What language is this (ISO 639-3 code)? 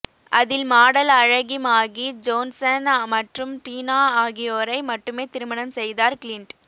tam